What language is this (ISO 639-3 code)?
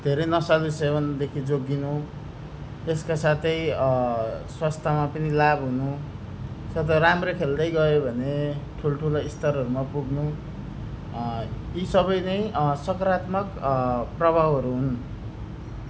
nep